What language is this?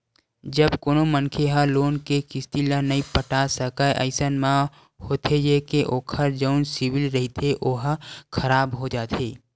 Chhattisgarhi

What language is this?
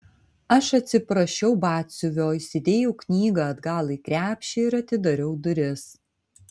Lithuanian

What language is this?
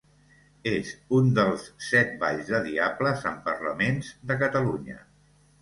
Catalan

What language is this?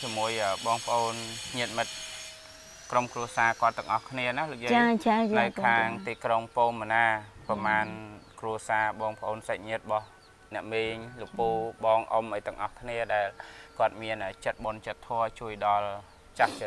Vietnamese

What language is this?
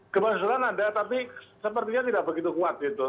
Indonesian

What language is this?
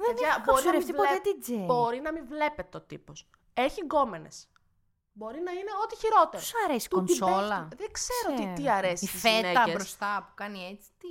Greek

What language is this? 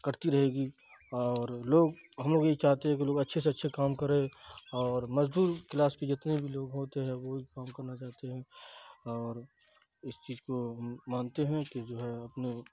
Urdu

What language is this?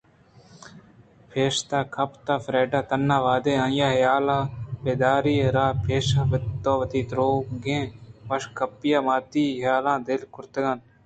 Eastern Balochi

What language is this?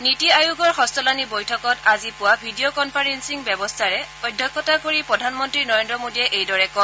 Assamese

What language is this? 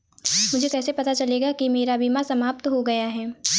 Hindi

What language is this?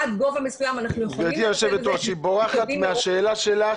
Hebrew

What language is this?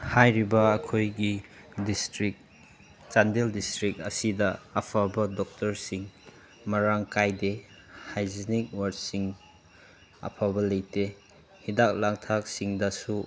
Manipuri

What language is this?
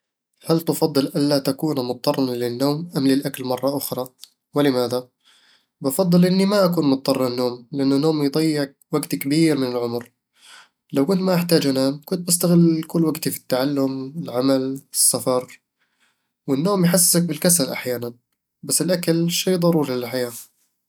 Eastern Egyptian Bedawi Arabic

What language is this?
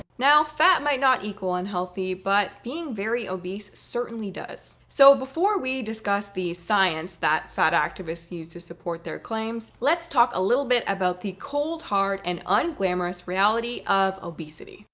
English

